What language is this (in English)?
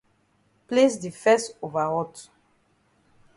Cameroon Pidgin